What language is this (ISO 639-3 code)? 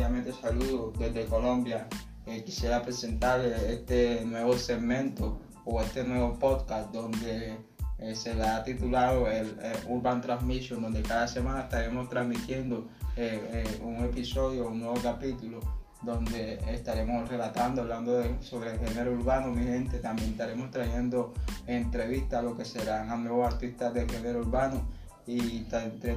spa